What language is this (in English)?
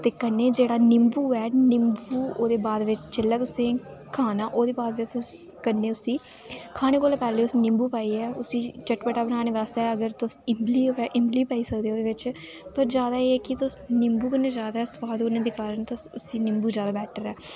Dogri